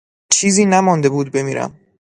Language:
Persian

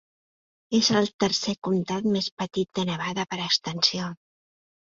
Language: Catalan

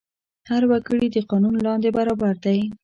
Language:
Pashto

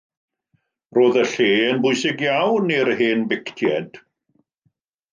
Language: Welsh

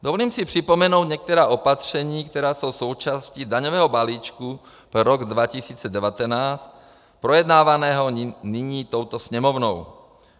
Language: Czech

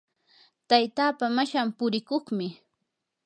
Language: Yanahuanca Pasco Quechua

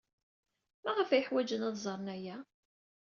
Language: Kabyle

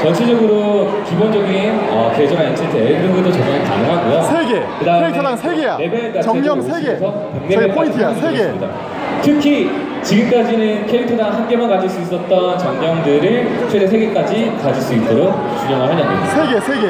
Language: Korean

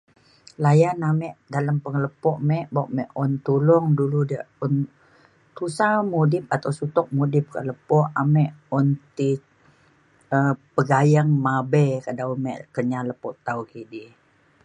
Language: Mainstream Kenyah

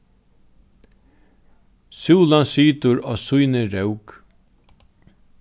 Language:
Faroese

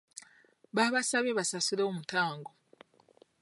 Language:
Ganda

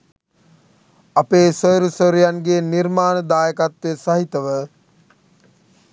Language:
Sinhala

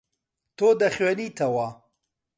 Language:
Central Kurdish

